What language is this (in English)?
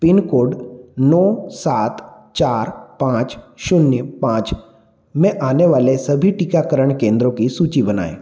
Hindi